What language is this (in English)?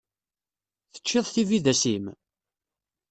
Kabyle